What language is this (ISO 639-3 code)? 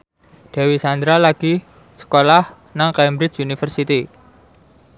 jav